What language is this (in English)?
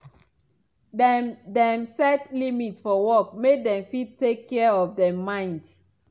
Nigerian Pidgin